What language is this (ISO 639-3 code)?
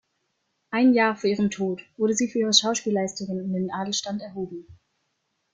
deu